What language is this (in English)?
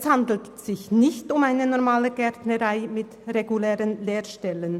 Swiss German